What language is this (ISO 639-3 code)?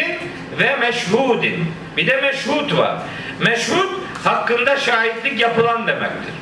tur